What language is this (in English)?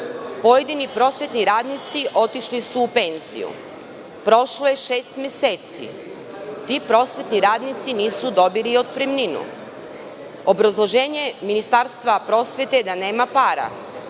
Serbian